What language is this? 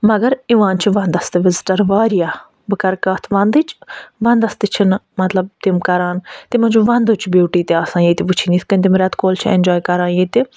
Kashmiri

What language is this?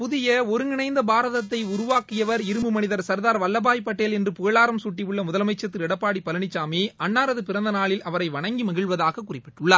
Tamil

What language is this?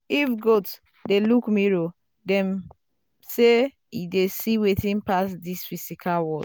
Nigerian Pidgin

